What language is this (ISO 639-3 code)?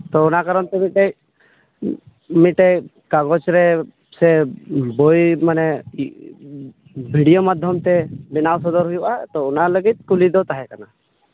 sat